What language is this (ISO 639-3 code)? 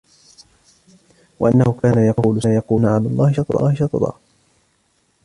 ara